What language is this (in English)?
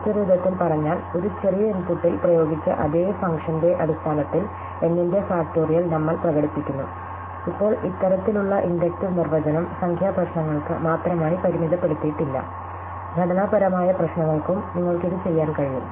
Malayalam